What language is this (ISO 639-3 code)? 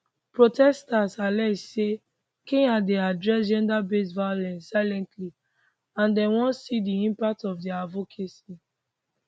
pcm